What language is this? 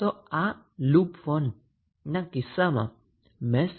Gujarati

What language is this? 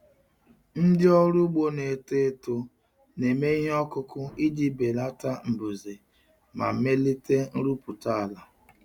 Igbo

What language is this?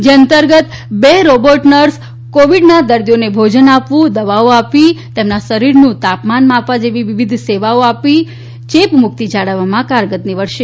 Gujarati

